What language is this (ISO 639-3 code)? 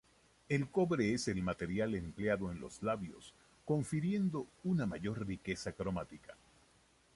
spa